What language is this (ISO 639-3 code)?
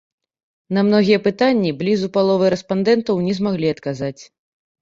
bel